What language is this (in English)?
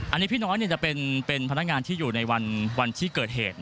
Thai